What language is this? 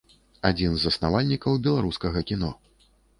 Belarusian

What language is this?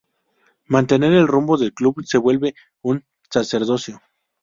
Spanish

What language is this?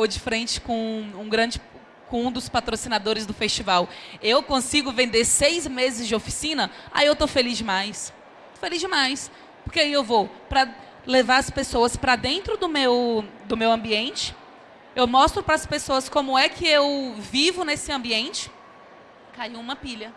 Portuguese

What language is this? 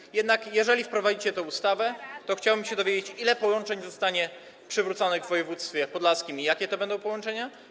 Polish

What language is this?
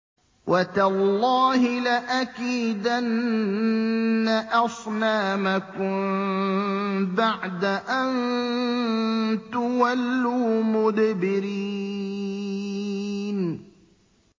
Arabic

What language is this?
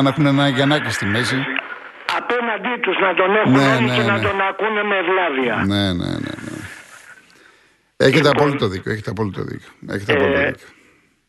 Greek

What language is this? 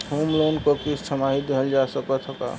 Bhojpuri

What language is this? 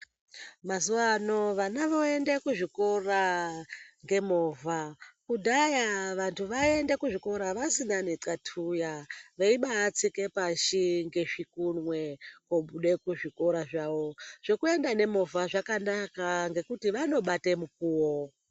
Ndau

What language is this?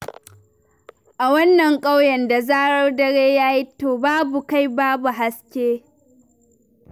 Hausa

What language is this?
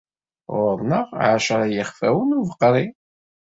Kabyle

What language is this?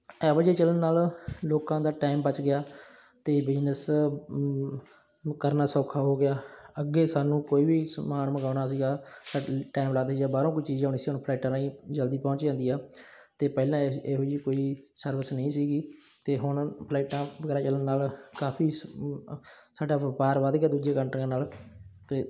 Punjabi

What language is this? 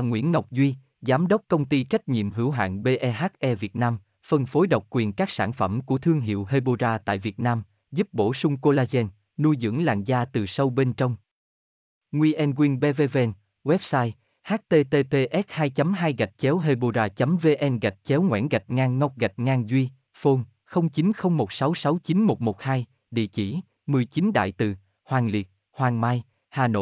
Vietnamese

